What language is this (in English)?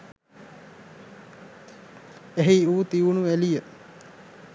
Sinhala